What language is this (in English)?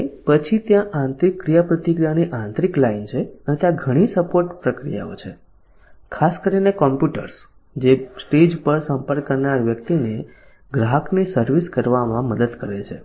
Gujarati